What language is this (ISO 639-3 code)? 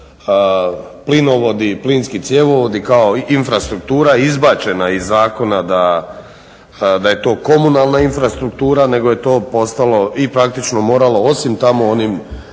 hrv